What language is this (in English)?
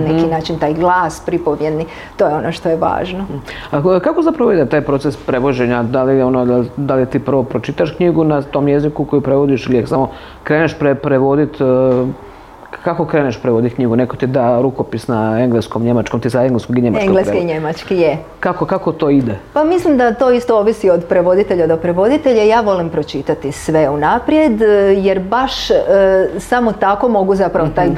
Croatian